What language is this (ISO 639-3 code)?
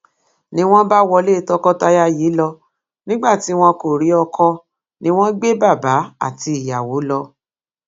yor